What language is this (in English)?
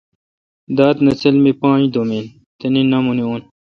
Kalkoti